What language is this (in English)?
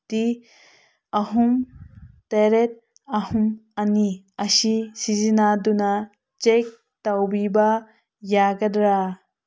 Manipuri